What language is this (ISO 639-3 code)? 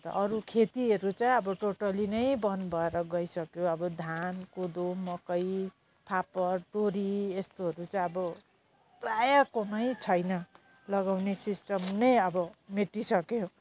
nep